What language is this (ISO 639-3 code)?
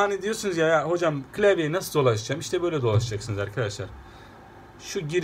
tur